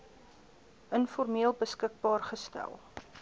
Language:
Afrikaans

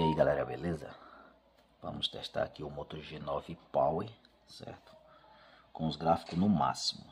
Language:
Portuguese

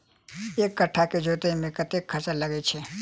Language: Maithili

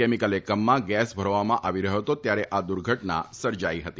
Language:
Gujarati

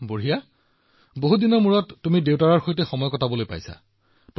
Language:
Assamese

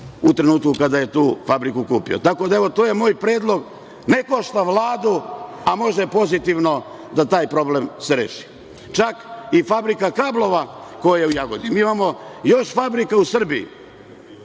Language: Serbian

